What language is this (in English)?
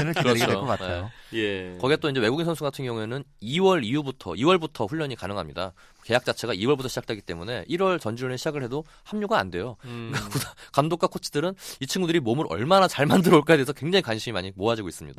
Korean